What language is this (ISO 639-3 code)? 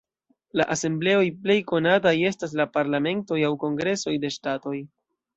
epo